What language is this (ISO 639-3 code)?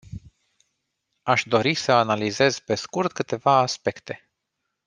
ron